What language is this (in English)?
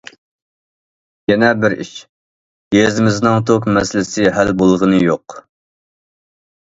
Uyghur